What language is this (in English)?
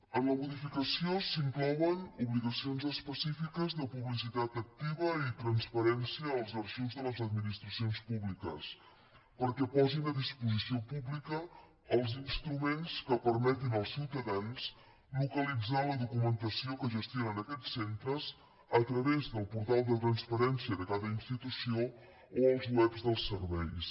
Catalan